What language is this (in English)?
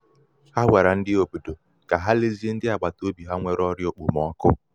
Igbo